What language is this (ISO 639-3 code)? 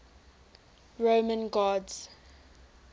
eng